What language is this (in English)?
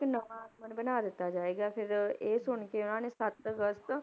Punjabi